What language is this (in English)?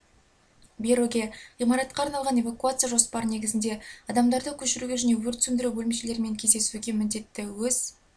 Kazakh